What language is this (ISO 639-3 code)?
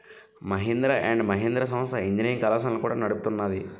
tel